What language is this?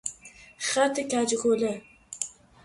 Persian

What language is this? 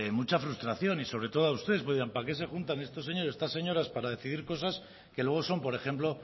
Spanish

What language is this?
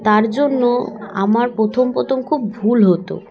Bangla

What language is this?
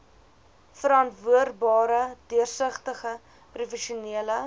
Afrikaans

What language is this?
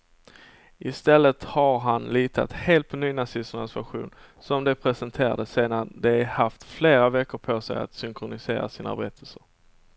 Swedish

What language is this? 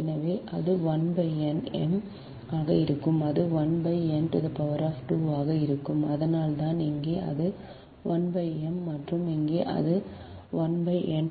Tamil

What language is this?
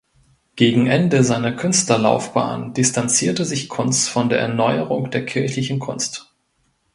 German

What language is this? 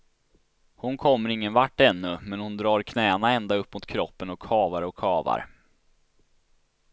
Swedish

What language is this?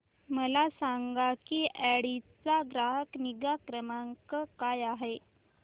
Marathi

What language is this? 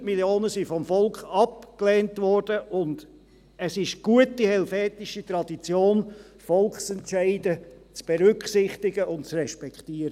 Swiss German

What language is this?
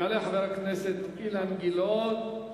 Hebrew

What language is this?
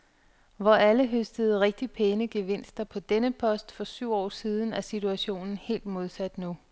Danish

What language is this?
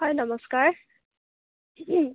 Assamese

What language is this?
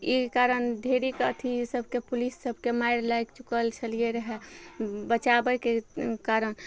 Maithili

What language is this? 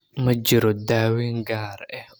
Somali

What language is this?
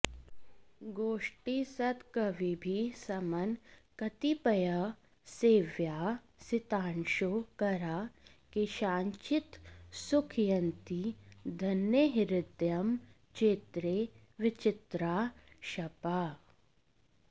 Sanskrit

